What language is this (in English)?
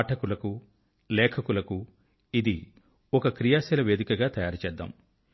Telugu